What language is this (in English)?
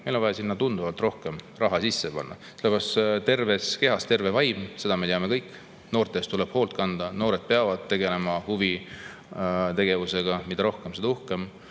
Estonian